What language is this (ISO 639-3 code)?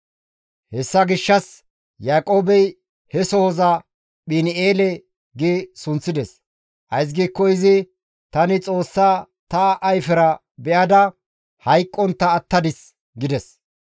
gmv